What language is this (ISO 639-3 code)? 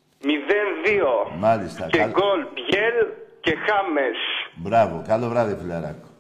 ell